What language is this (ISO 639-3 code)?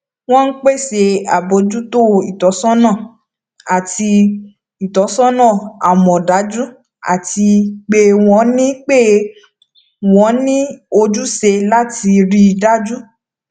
yor